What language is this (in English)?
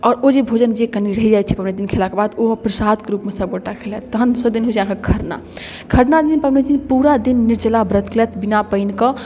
Maithili